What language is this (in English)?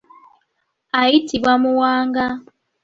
Ganda